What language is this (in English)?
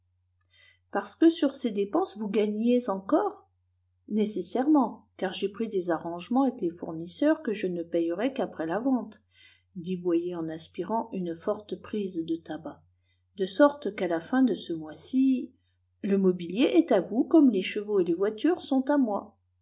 French